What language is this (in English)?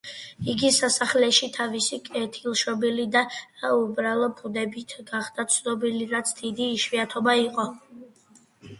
Georgian